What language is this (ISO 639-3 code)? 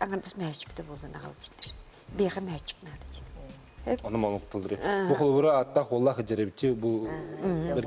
tur